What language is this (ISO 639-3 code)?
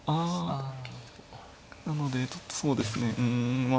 jpn